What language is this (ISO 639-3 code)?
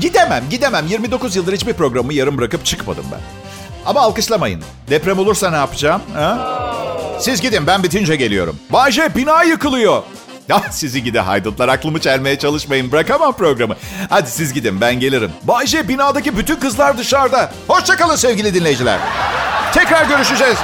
tur